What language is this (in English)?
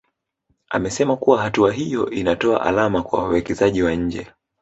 Swahili